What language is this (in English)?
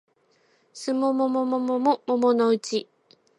Japanese